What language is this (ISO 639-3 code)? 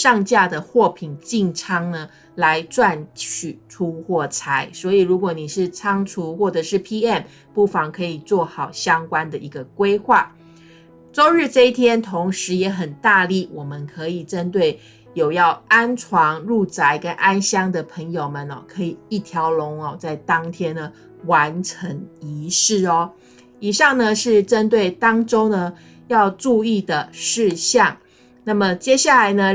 zho